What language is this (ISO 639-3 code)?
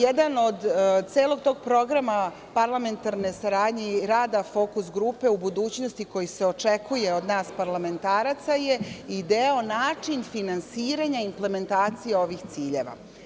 srp